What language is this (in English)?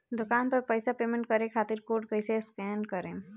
Bhojpuri